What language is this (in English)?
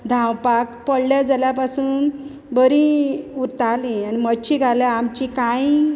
Konkani